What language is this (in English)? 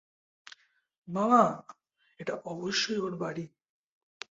Bangla